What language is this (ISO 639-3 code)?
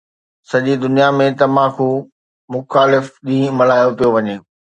snd